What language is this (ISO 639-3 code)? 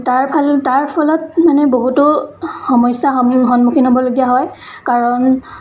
asm